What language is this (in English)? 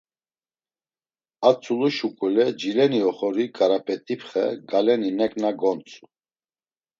Laz